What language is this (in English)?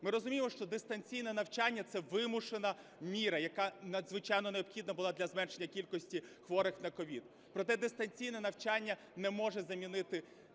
Ukrainian